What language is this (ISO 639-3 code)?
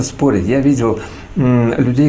rus